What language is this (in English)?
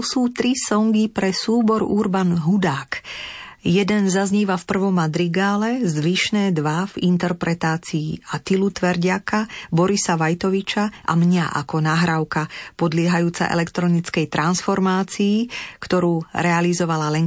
Slovak